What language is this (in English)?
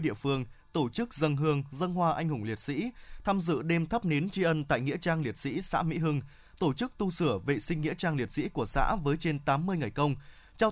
Vietnamese